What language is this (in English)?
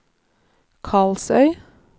Norwegian